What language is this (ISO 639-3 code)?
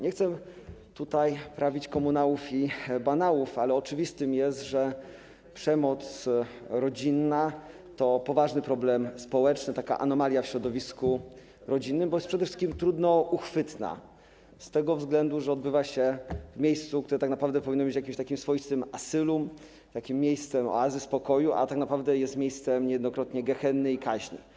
pol